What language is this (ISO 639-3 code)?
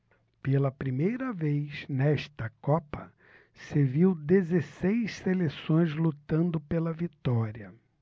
por